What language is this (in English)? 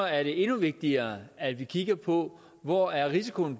Danish